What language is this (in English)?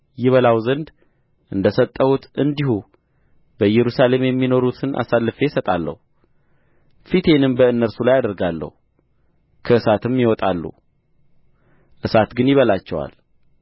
Amharic